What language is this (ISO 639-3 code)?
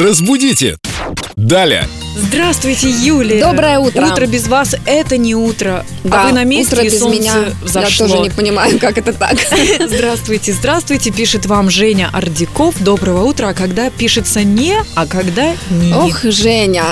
rus